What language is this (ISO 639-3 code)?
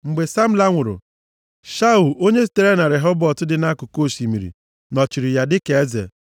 ibo